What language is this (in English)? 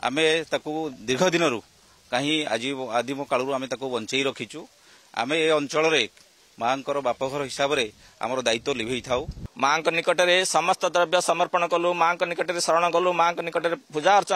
Hindi